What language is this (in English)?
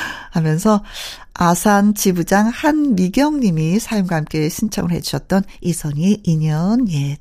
Korean